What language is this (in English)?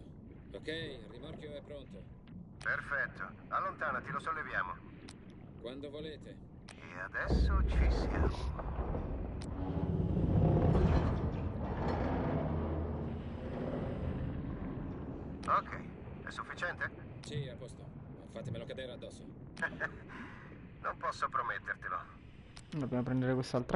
Italian